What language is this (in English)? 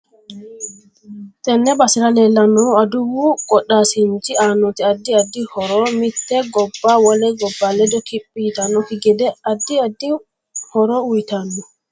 Sidamo